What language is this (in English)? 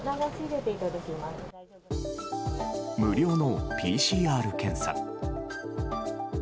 Japanese